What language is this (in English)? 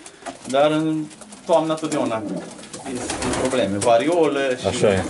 Romanian